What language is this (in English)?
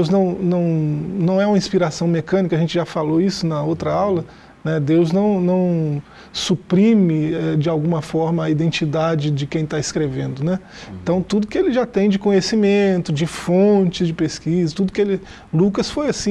Portuguese